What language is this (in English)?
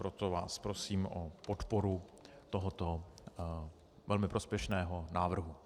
Czech